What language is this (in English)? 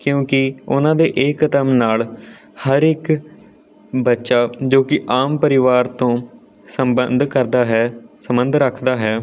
Punjabi